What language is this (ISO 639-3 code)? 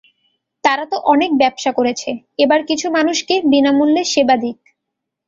ben